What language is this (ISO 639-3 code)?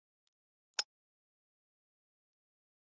ara